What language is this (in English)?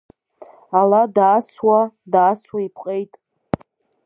Abkhazian